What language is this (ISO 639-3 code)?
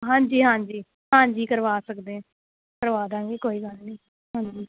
pan